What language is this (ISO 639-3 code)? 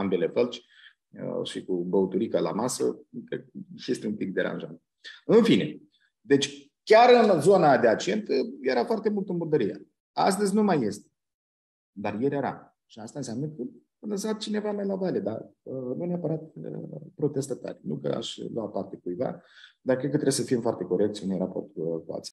ron